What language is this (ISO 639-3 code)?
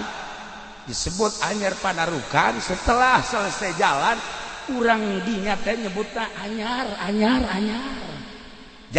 ind